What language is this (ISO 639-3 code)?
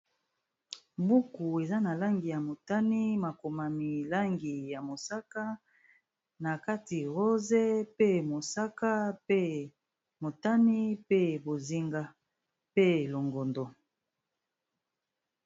lin